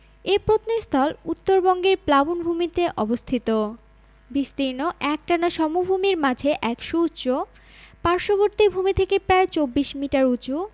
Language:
Bangla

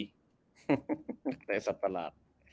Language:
Thai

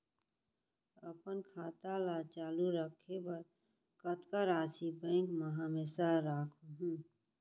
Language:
Chhattisgarhi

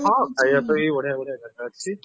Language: Odia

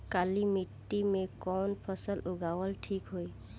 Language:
Bhojpuri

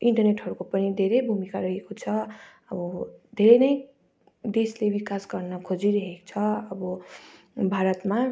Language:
Nepali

